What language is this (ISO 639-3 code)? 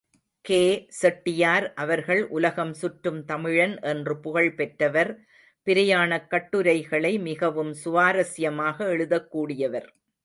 tam